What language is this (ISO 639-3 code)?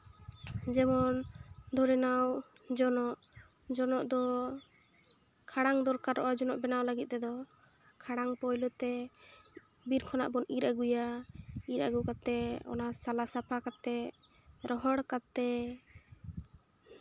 sat